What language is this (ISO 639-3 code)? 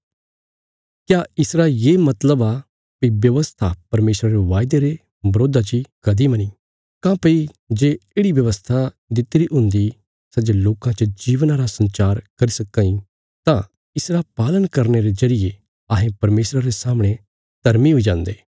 kfs